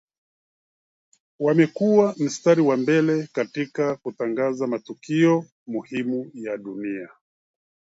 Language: Swahili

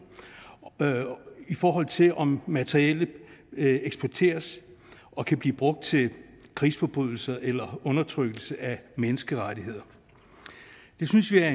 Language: Danish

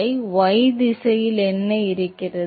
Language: Tamil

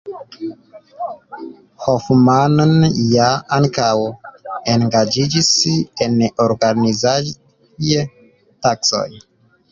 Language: Esperanto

